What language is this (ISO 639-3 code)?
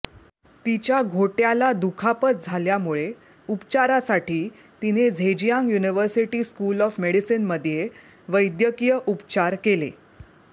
mar